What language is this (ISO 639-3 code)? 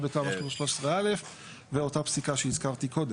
heb